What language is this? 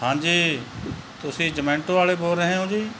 Punjabi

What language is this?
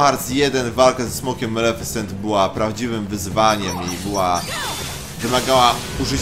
Polish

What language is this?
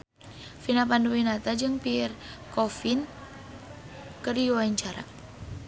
Sundanese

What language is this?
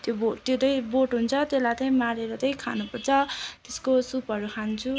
Nepali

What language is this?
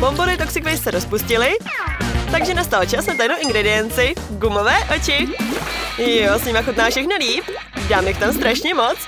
Czech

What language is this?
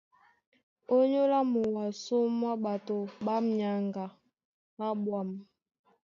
Duala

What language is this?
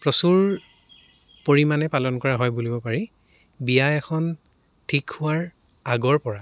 Assamese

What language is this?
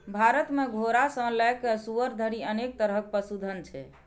Maithili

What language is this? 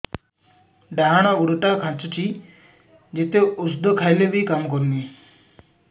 Odia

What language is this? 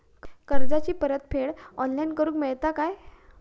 Marathi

